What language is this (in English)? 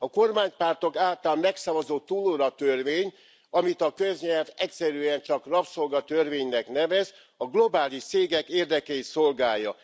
Hungarian